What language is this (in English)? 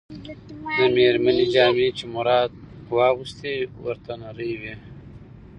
Pashto